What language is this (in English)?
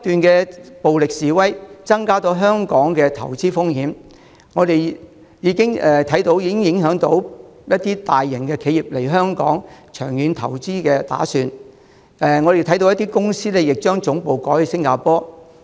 Cantonese